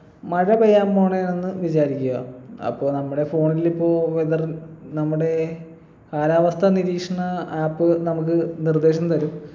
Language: Malayalam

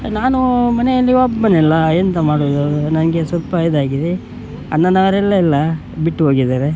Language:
Kannada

